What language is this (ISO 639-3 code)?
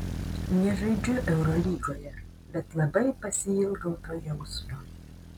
lit